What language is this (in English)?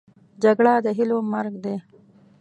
Pashto